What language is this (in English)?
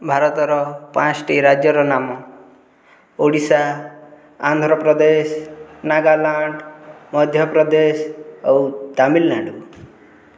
Odia